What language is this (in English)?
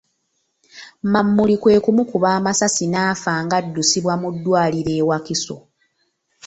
Ganda